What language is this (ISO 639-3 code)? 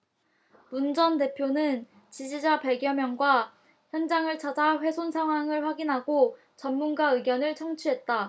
kor